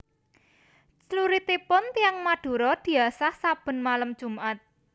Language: Javanese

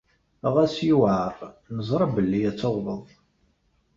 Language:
Kabyle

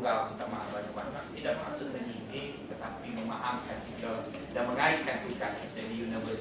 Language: Malay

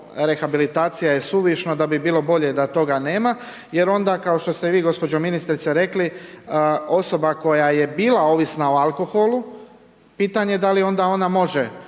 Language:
Croatian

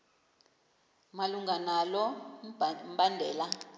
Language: Xhosa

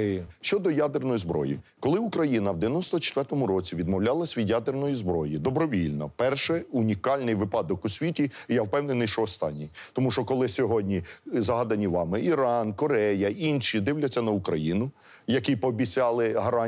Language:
Ukrainian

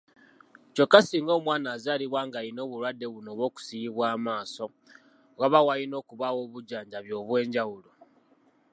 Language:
Ganda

